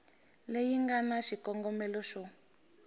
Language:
Tsonga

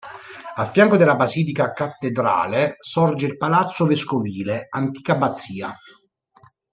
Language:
Italian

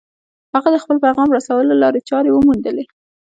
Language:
Pashto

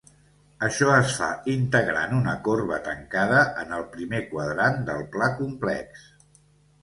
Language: Catalan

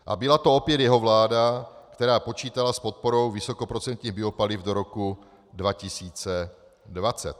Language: Czech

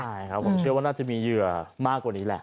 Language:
Thai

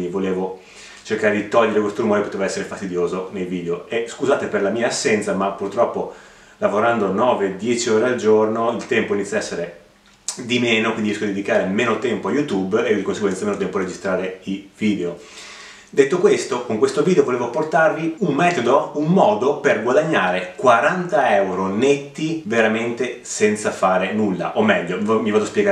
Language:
Italian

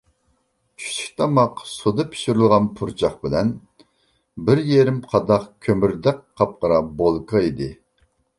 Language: Uyghur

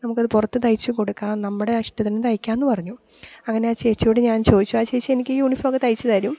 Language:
Malayalam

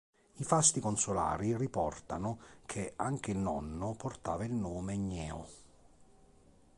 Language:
Italian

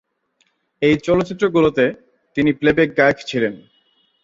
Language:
Bangla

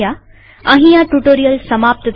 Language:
Gujarati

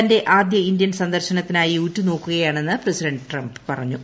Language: Malayalam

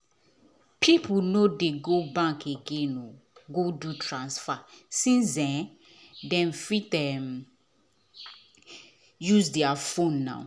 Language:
Nigerian Pidgin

